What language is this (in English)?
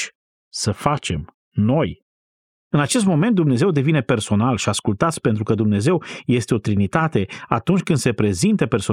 Romanian